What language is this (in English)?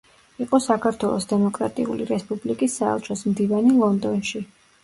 Georgian